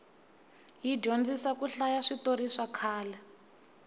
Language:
Tsonga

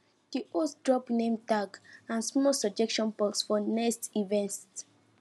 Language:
Nigerian Pidgin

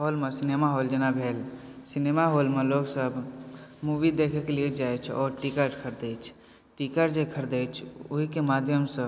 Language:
Maithili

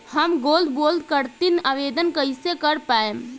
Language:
Bhojpuri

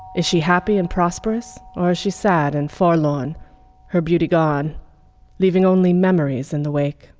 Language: English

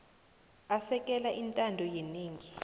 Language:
South Ndebele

